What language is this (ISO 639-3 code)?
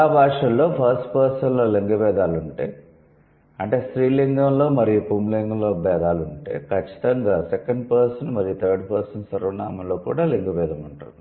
tel